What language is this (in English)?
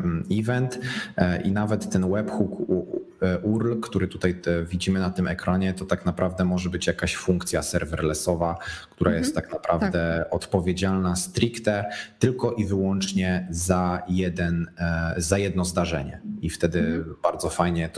Polish